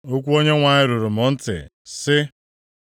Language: Igbo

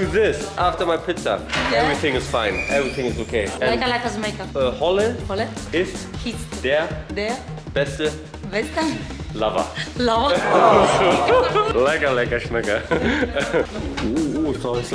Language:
German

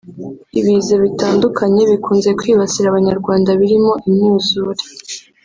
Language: Kinyarwanda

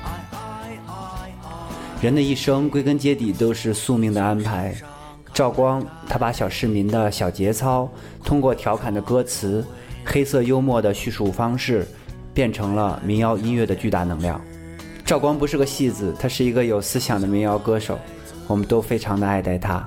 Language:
Chinese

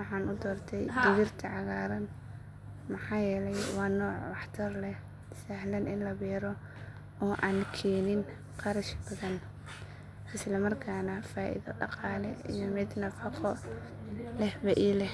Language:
Somali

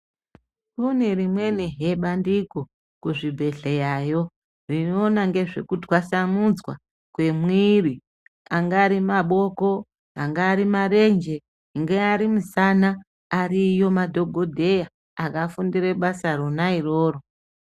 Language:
Ndau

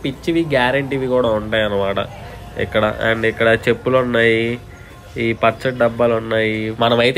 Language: Telugu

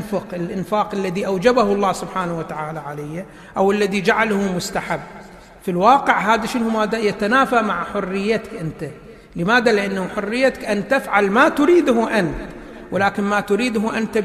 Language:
Arabic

